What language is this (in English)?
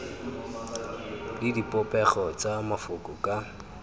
Tswana